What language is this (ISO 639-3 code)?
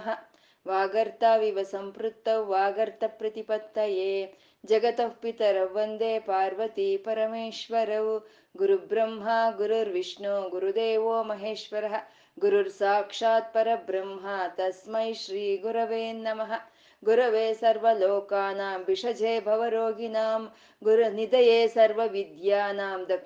kan